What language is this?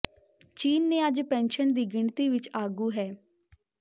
Punjabi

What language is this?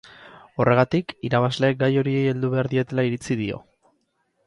Basque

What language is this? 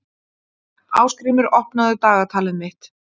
Icelandic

